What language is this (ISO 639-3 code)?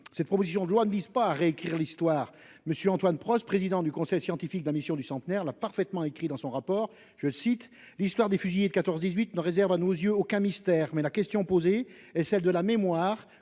fra